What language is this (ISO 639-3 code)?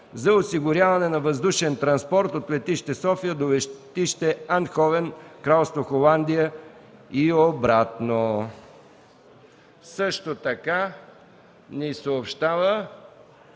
bul